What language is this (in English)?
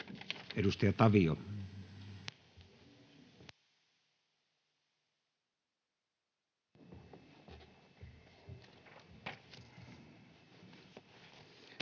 Finnish